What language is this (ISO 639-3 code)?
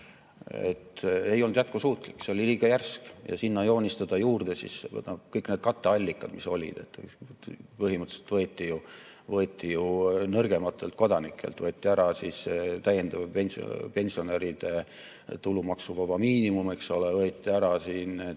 est